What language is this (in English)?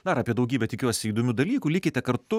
Lithuanian